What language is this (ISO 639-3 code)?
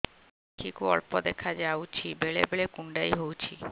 ori